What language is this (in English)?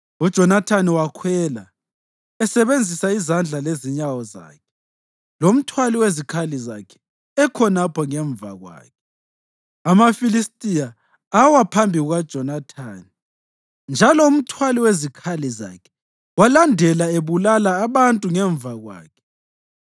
North Ndebele